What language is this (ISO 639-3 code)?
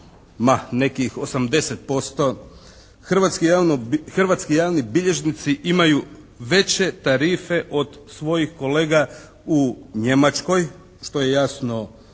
hrv